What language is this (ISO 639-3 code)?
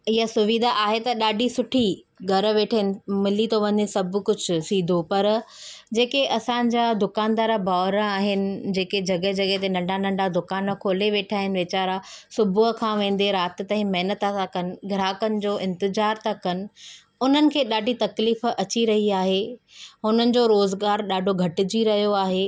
snd